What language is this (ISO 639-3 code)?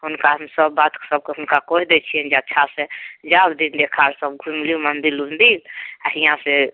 mai